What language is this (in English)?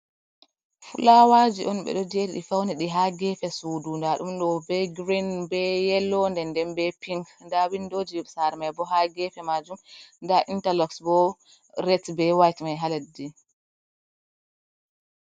Fula